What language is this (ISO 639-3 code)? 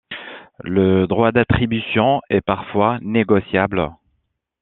fra